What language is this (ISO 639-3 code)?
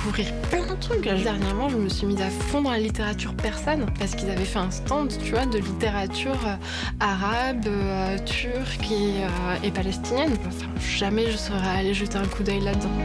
fra